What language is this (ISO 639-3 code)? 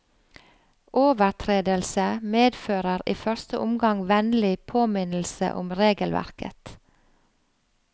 nor